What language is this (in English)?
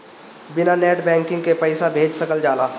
Bhojpuri